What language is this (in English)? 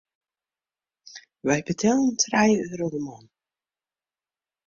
Western Frisian